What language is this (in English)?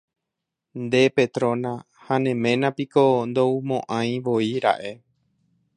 Guarani